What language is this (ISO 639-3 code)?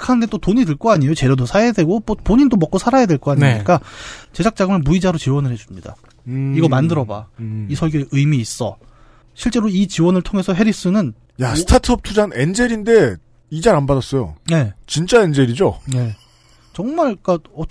kor